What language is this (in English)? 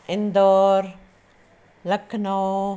Sindhi